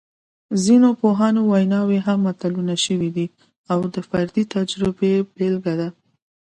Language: Pashto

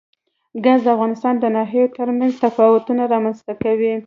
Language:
Pashto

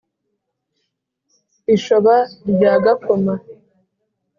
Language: Kinyarwanda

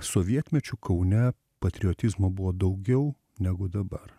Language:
Lithuanian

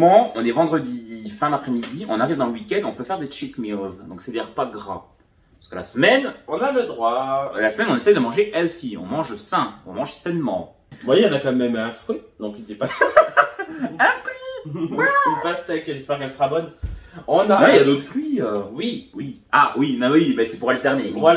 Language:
French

